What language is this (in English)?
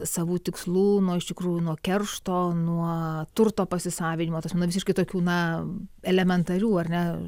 Lithuanian